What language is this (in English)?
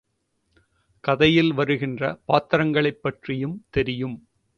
Tamil